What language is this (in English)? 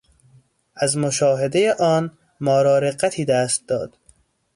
Persian